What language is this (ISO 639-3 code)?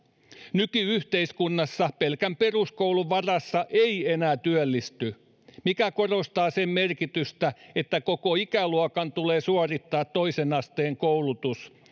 fin